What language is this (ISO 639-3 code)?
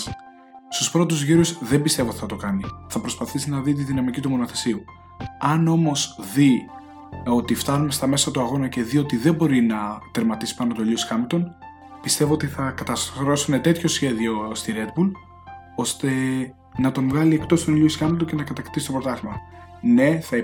ell